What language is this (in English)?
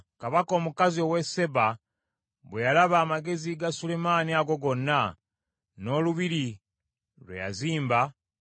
Ganda